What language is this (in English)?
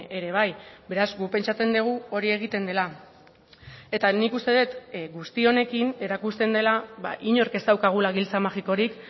Basque